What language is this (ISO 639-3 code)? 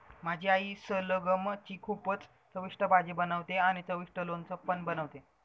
mar